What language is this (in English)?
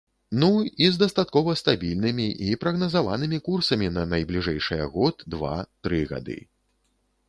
Belarusian